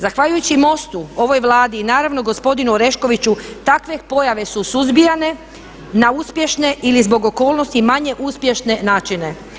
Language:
Croatian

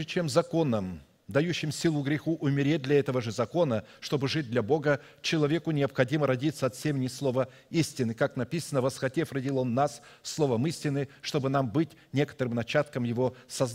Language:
Russian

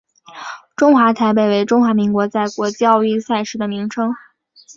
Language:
Chinese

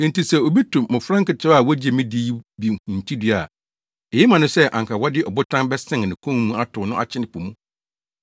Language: Akan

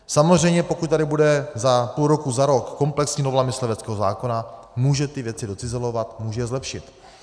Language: Czech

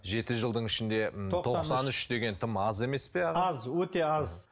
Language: Kazakh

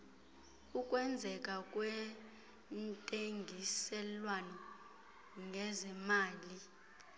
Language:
Xhosa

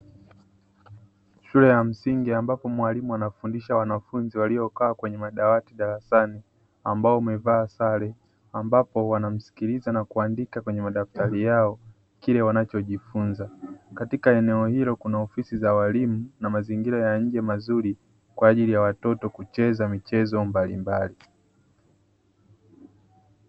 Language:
Swahili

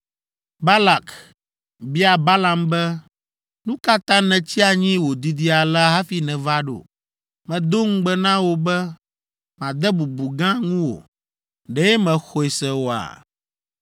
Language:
Ewe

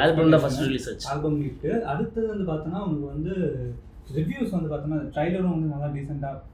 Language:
Tamil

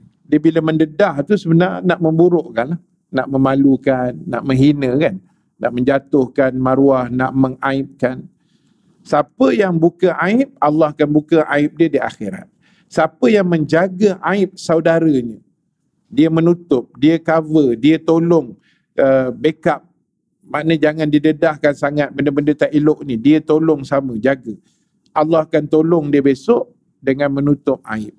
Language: Malay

